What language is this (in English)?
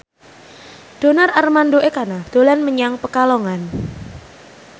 Javanese